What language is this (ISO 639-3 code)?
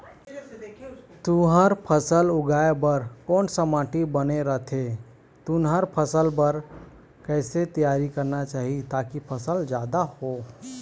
hne